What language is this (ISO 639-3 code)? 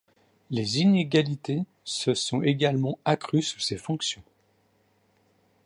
fra